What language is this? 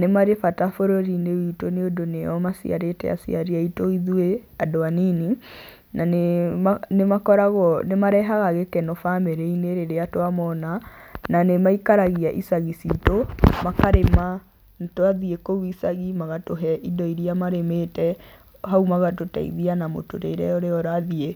Kikuyu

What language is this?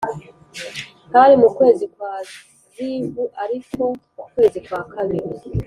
Kinyarwanda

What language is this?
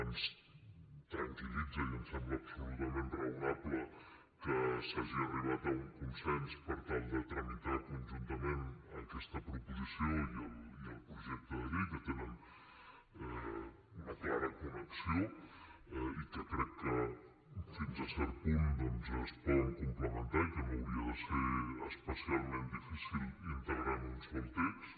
Catalan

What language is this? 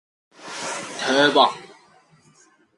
Korean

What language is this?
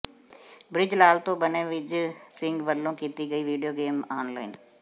Punjabi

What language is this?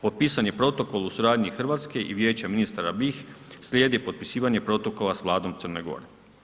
Croatian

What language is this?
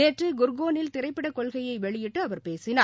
Tamil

